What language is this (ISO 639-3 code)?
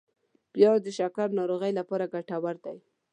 pus